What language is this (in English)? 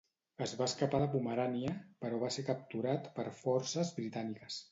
Catalan